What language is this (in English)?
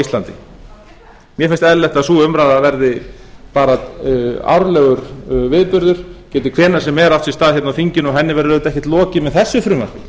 Icelandic